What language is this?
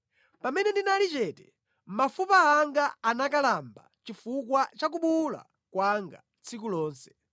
Nyanja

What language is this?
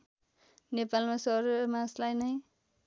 Nepali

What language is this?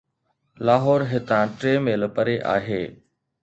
Sindhi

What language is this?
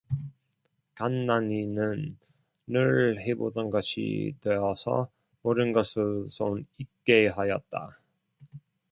Korean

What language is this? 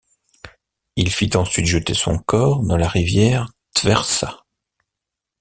French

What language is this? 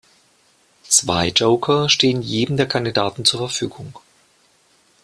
German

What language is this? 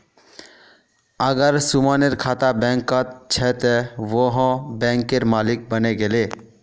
Magahi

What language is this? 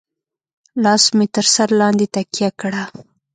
Pashto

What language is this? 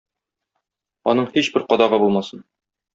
Tatar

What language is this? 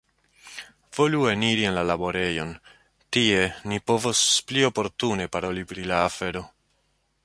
Esperanto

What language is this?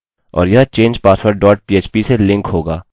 Hindi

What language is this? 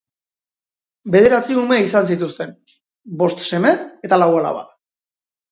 Basque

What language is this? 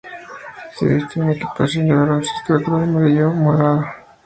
Spanish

